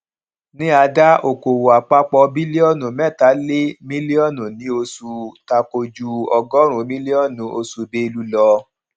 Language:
Yoruba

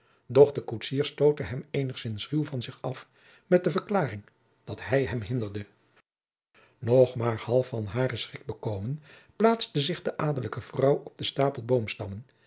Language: Dutch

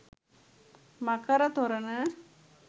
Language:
Sinhala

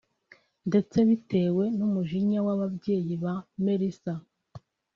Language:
Kinyarwanda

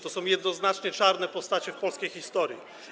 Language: Polish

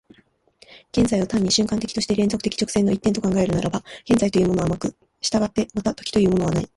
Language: Japanese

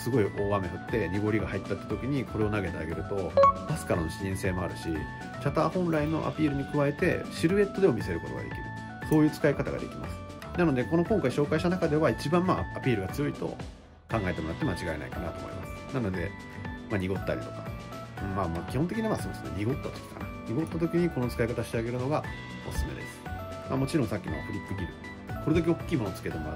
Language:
Japanese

